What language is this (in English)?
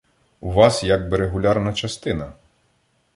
Ukrainian